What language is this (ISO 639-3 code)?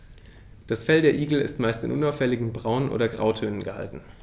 deu